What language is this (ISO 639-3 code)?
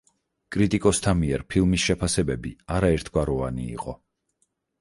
kat